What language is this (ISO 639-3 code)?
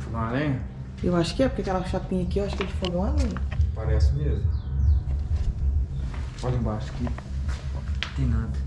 por